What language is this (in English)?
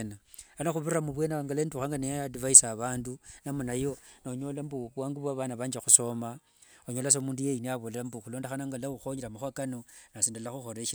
Wanga